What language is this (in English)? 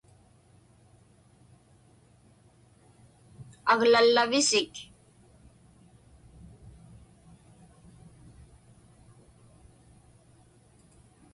Inupiaq